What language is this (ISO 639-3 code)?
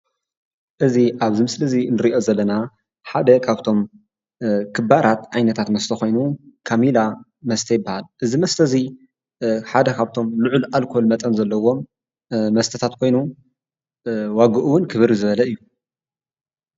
tir